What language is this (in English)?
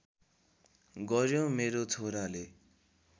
Nepali